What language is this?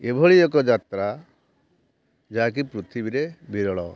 Odia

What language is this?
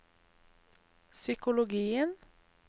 Norwegian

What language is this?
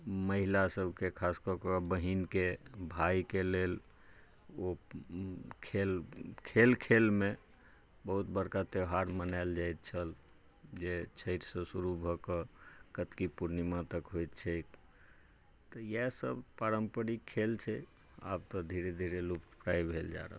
Maithili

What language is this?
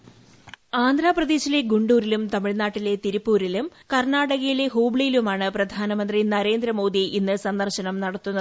Malayalam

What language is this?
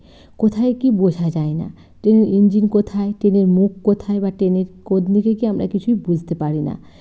Bangla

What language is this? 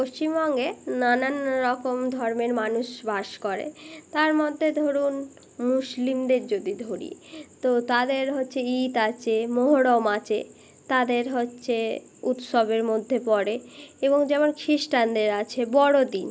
Bangla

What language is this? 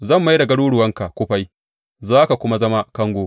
Hausa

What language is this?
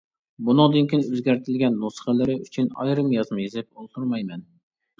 Uyghur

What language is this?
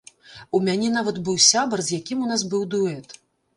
Belarusian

